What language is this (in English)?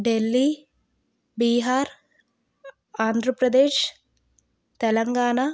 Telugu